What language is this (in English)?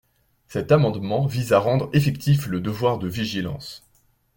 French